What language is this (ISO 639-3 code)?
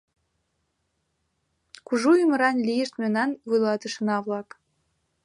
chm